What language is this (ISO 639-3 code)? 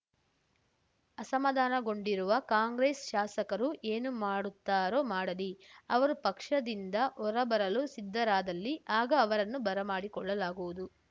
kan